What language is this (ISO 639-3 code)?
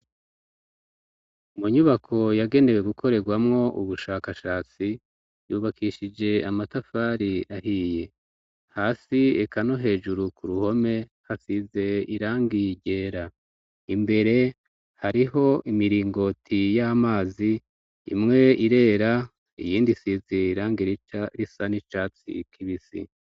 run